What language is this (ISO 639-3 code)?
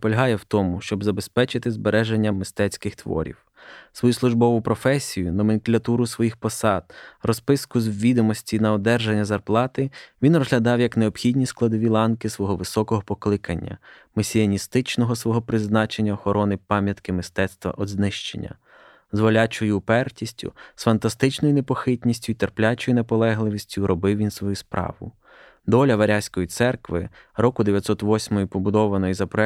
ukr